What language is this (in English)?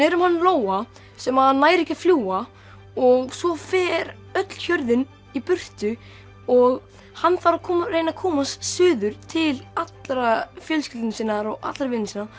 Icelandic